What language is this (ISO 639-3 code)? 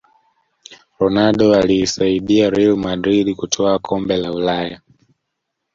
swa